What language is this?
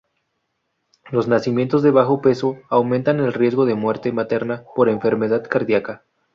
Spanish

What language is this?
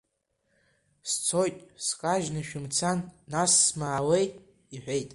Abkhazian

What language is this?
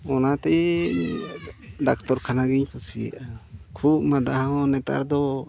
Santali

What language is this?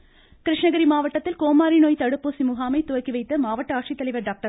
Tamil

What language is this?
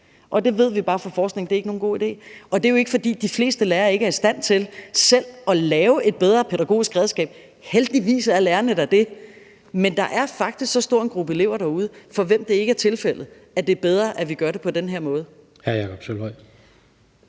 Danish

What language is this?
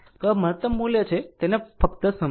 Gujarati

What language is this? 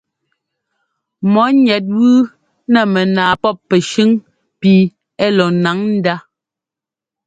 Ngomba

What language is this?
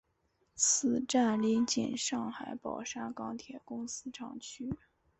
Chinese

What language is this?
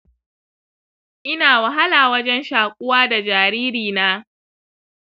Hausa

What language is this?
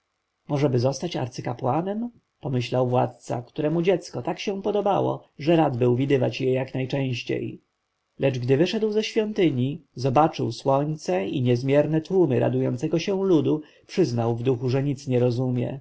Polish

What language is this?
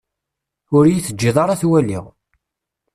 Kabyle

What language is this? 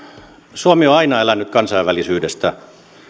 Finnish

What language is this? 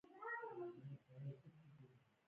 Pashto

